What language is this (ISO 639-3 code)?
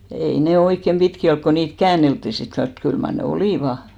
fin